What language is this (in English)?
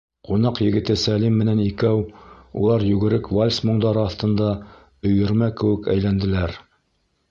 Bashkir